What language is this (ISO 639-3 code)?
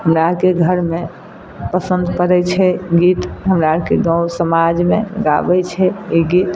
mai